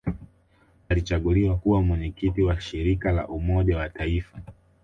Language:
Swahili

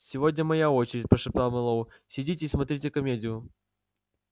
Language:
Russian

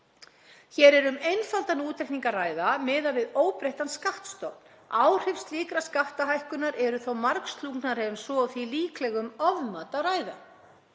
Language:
Icelandic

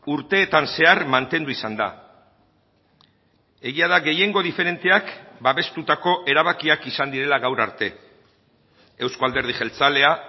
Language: Basque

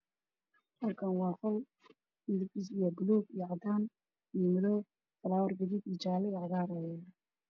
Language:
Somali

